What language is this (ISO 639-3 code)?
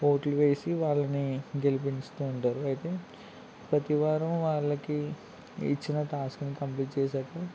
tel